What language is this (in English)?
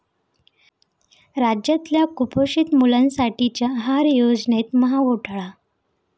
Marathi